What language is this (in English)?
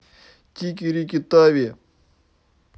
Russian